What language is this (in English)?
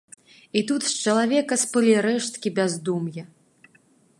Belarusian